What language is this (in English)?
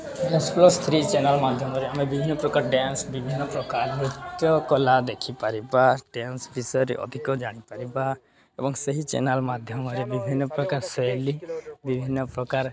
Odia